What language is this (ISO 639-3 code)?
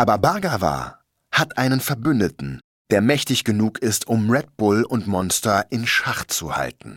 deu